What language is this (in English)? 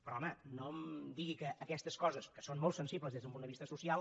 Catalan